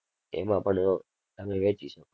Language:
Gujarati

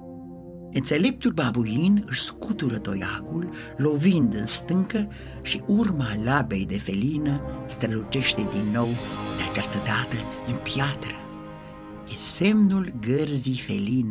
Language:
Romanian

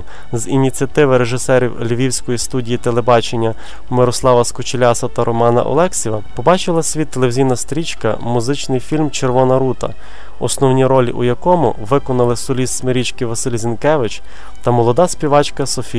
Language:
Ukrainian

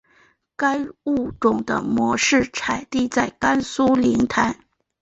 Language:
Chinese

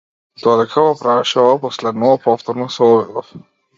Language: Macedonian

